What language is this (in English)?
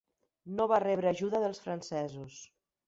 Catalan